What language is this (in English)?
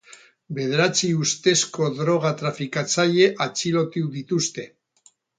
Basque